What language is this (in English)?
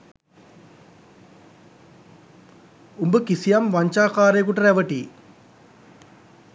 Sinhala